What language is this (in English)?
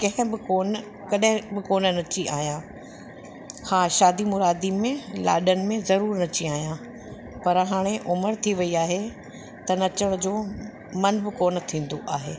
Sindhi